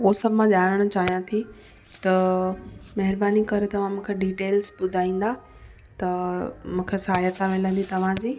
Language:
Sindhi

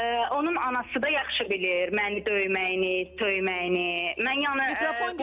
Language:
Turkish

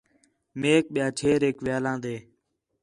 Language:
Khetrani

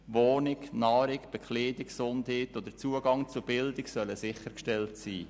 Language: Swiss German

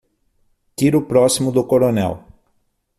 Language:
Portuguese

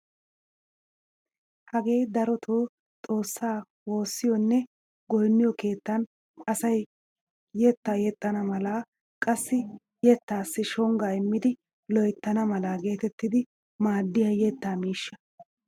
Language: Wolaytta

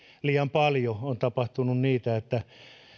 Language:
Finnish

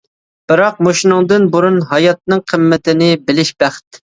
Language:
Uyghur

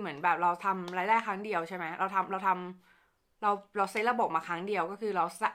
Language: Thai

